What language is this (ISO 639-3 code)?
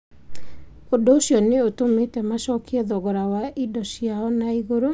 kik